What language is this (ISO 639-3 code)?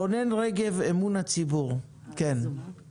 heb